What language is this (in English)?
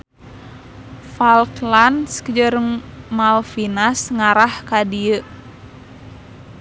Sundanese